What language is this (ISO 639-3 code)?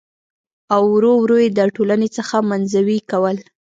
pus